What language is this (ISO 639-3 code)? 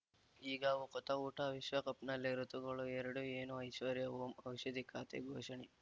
kan